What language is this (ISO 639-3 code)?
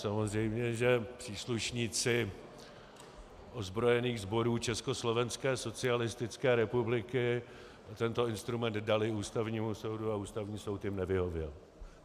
ces